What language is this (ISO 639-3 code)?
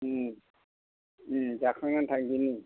brx